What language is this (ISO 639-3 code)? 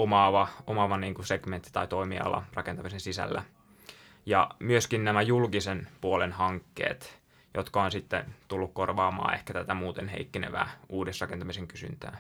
fin